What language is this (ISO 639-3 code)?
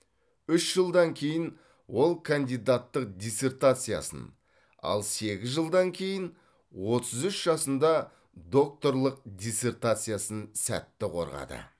kaz